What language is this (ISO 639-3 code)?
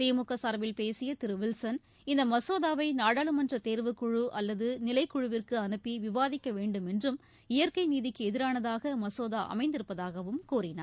tam